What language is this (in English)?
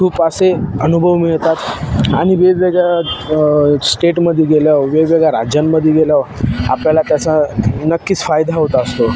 Marathi